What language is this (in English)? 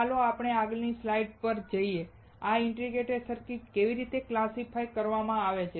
Gujarati